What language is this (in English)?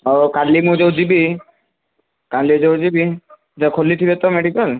Odia